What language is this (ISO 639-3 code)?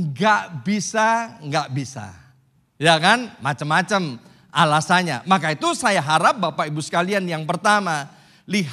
ind